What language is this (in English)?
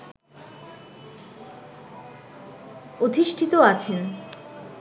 Bangla